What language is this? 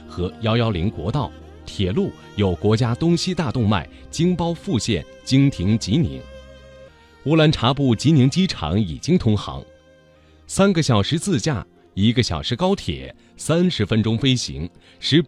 Chinese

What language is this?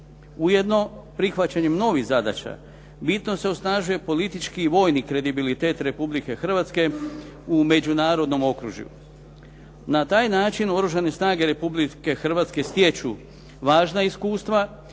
Croatian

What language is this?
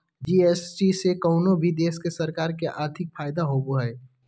Magahi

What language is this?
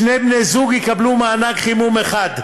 Hebrew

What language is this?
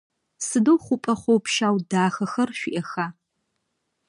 Adyghe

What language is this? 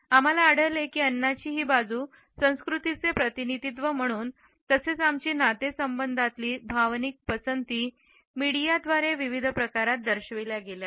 Marathi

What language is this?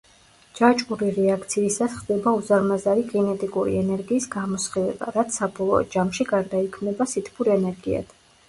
Georgian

